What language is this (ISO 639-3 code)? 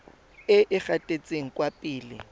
tsn